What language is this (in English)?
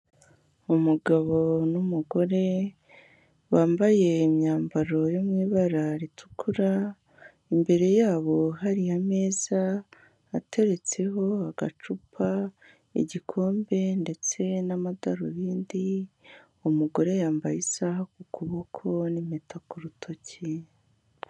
Kinyarwanda